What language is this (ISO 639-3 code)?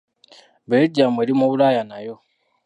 lug